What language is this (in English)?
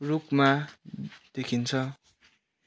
Nepali